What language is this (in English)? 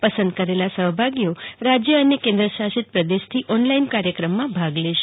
Gujarati